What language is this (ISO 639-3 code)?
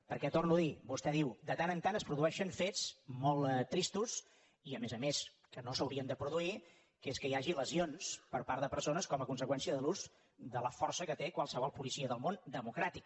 cat